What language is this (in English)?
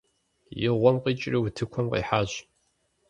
Kabardian